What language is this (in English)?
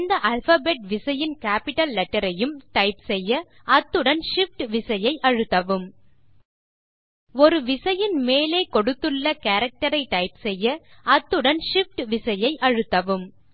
Tamil